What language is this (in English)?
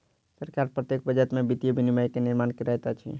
Maithili